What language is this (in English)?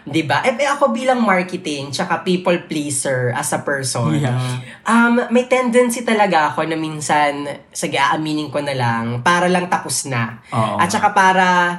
Filipino